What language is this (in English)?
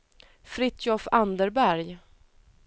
Swedish